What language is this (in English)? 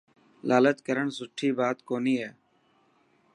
Dhatki